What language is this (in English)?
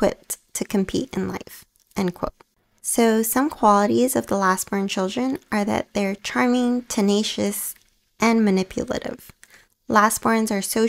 English